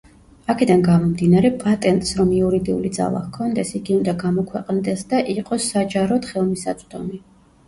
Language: Georgian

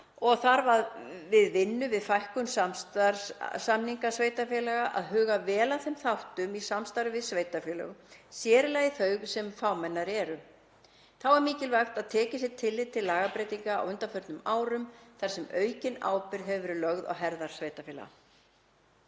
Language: Icelandic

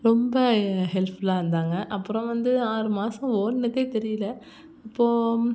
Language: Tamil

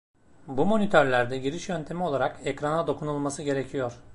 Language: Turkish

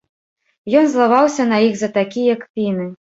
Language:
Belarusian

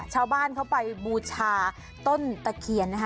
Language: Thai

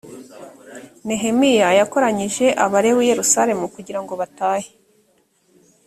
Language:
Kinyarwanda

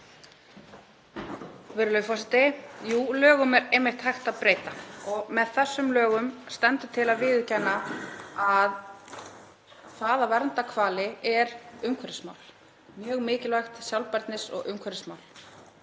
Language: Icelandic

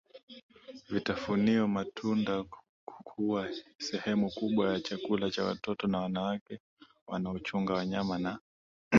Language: Swahili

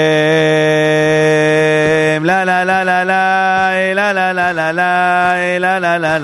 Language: Hebrew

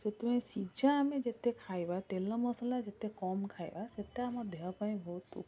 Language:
Odia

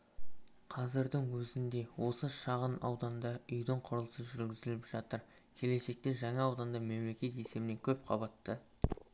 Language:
Kazakh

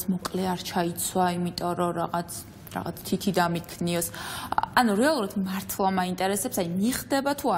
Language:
Romanian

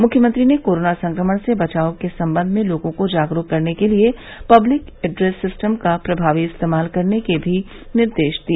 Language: Hindi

